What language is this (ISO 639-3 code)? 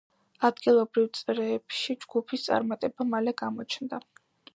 kat